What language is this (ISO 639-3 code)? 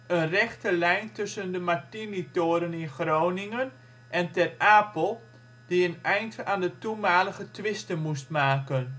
nld